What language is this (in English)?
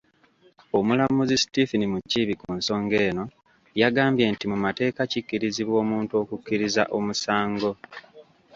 Ganda